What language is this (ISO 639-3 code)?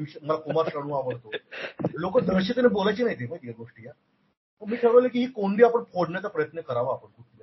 mar